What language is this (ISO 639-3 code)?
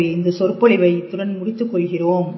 tam